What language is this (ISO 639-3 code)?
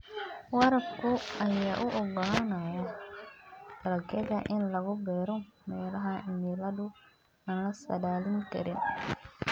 som